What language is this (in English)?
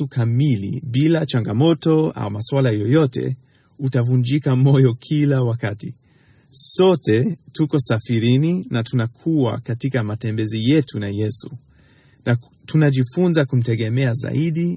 Swahili